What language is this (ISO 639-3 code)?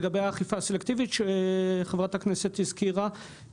heb